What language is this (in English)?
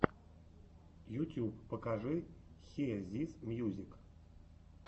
Russian